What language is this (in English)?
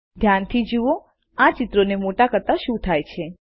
Gujarati